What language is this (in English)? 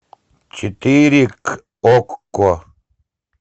Russian